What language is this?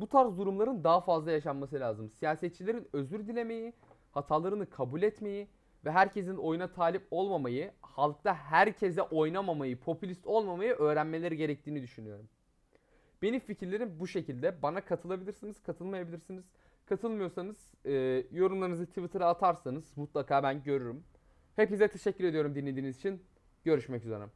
Turkish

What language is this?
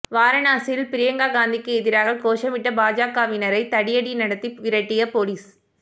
Tamil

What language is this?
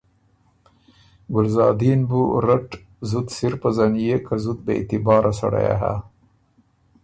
Ormuri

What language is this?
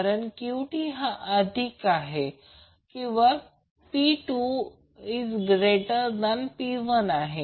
Marathi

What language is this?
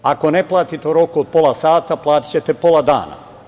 Serbian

